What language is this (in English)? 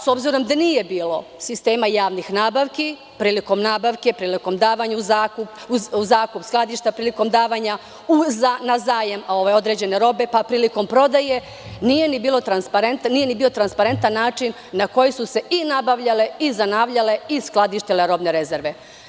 Serbian